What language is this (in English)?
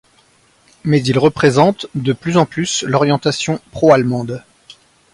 French